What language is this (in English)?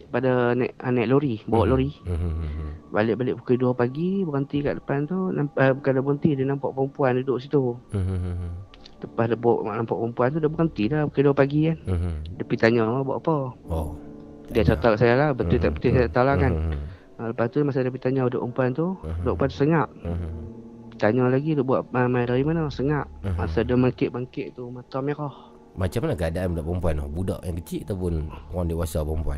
Malay